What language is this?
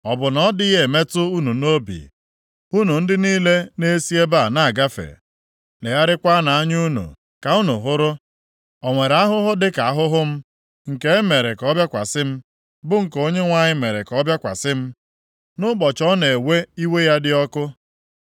Igbo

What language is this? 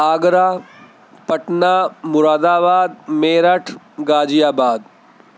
Urdu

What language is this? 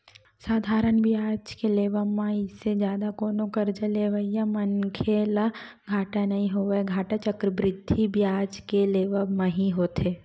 Chhattisgarhi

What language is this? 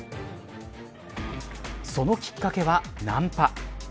Japanese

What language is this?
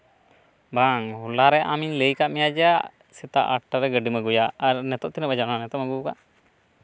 Santali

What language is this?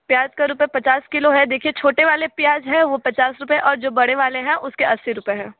Hindi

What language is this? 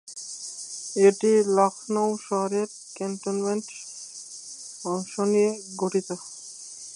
Bangla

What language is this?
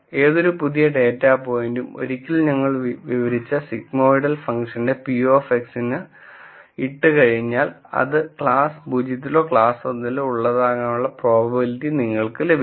Malayalam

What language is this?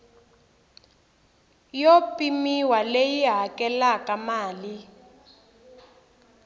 Tsonga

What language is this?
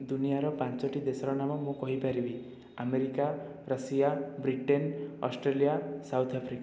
Odia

